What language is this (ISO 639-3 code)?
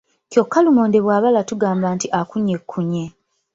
lug